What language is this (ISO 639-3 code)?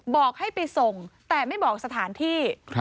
tha